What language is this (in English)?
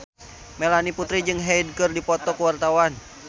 Sundanese